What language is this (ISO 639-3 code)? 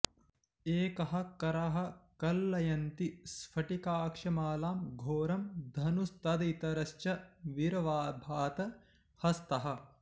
san